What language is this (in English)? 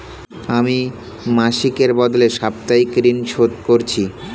Bangla